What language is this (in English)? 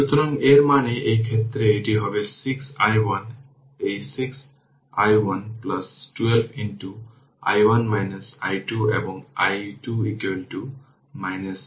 Bangla